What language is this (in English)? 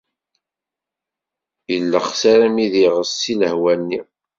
Kabyle